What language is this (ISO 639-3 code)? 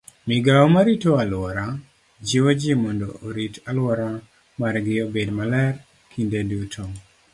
luo